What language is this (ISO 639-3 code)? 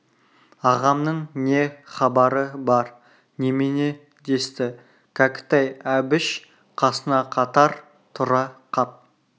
kaz